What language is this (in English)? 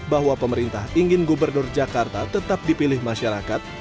Indonesian